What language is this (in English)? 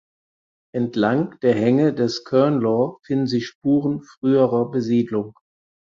German